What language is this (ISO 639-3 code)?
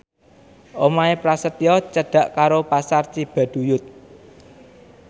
jav